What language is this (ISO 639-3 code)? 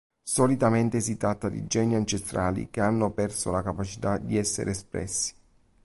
ita